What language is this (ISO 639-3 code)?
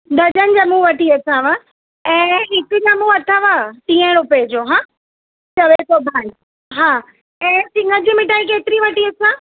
snd